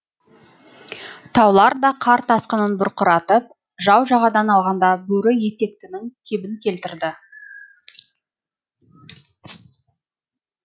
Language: Kazakh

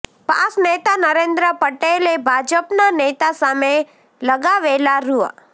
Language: Gujarati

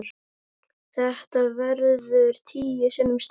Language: Icelandic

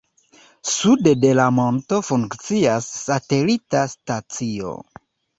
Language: Esperanto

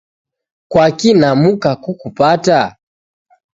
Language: Taita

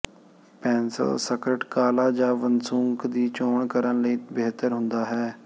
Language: Punjabi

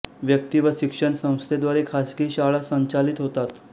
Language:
Marathi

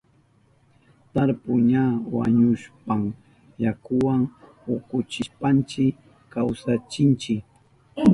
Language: Southern Pastaza Quechua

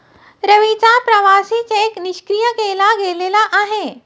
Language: Marathi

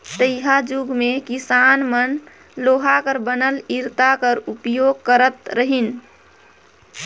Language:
Chhattisgarhi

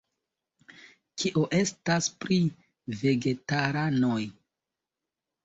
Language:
Esperanto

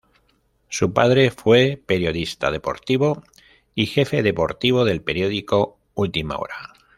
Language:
Spanish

